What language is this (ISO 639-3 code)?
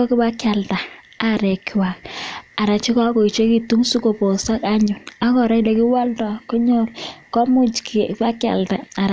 kln